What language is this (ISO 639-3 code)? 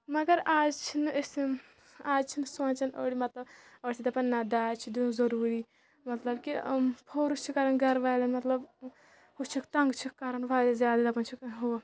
kas